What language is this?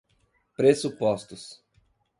Portuguese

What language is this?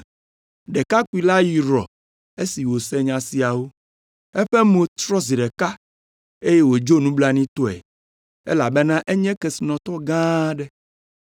Ewe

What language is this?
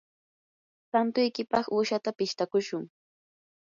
Yanahuanca Pasco Quechua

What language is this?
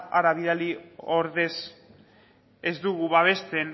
Basque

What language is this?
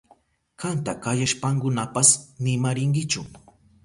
Southern Pastaza Quechua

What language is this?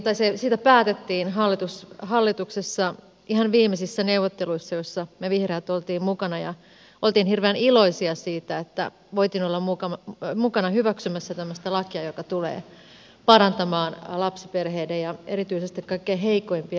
Finnish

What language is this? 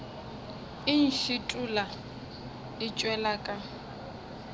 Northern Sotho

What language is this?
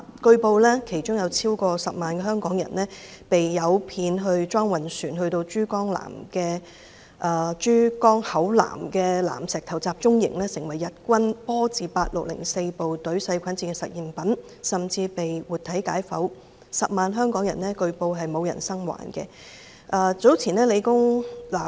Cantonese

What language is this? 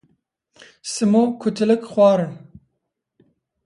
Kurdish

